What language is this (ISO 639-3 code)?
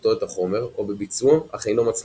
heb